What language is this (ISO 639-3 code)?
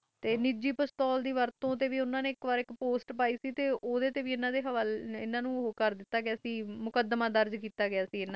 pan